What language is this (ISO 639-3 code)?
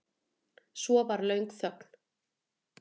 isl